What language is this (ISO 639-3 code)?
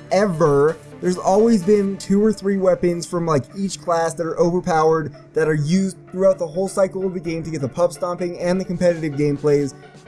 eng